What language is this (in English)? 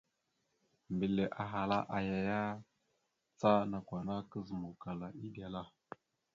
Mada (Cameroon)